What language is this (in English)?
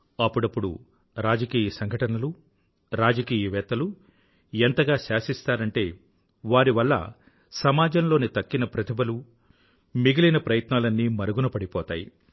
Telugu